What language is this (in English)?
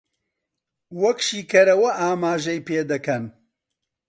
Central Kurdish